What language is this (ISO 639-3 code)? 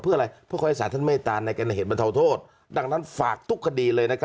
tha